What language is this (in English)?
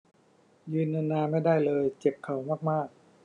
Thai